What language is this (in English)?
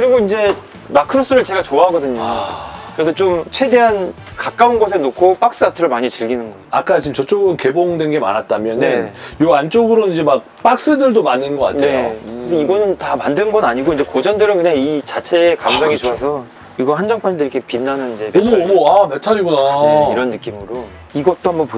Korean